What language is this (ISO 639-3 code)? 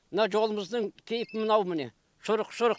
kaz